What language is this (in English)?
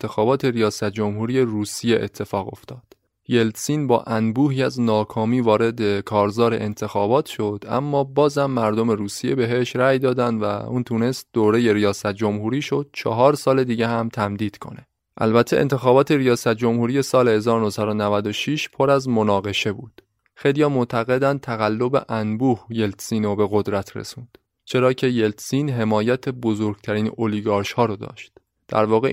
Persian